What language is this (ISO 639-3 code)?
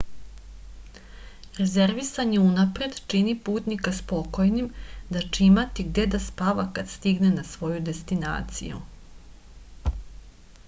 srp